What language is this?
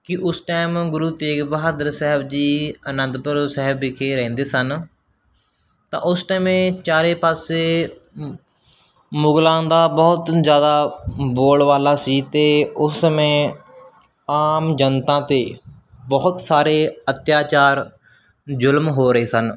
Punjabi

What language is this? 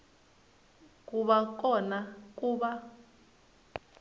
Tsonga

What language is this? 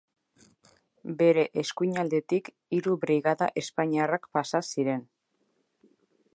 Basque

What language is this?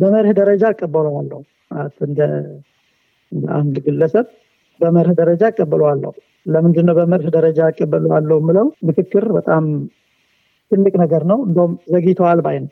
Amharic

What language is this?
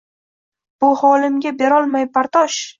Uzbek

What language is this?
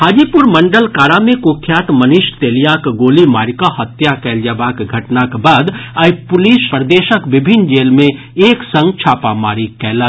Maithili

